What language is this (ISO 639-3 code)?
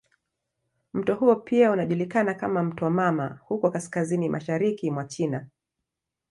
swa